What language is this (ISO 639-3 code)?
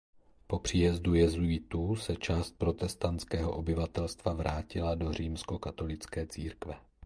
ces